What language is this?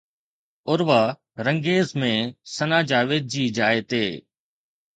Sindhi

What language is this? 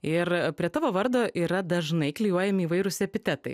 Lithuanian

